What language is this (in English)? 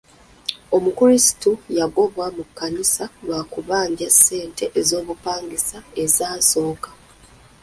Ganda